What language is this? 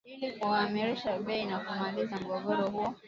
Swahili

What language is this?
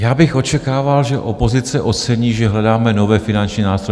Czech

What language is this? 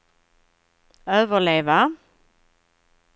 Swedish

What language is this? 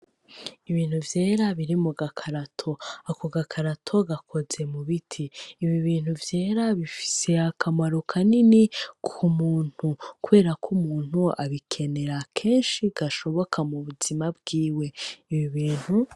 Rundi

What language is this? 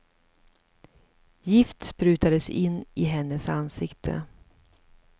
Swedish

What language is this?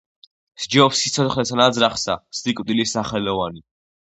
Georgian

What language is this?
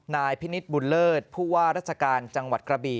Thai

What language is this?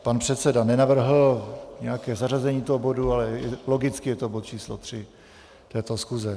Czech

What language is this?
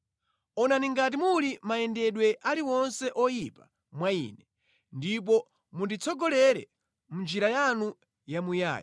Nyanja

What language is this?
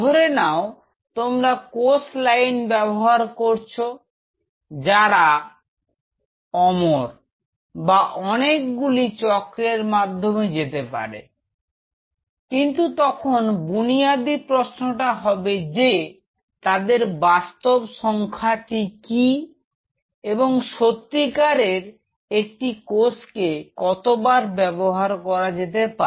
Bangla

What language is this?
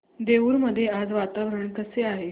Marathi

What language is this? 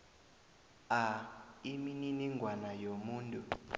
South Ndebele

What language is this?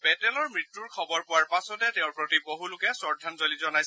Assamese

